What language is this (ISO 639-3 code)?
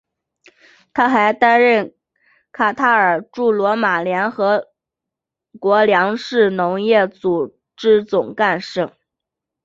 zho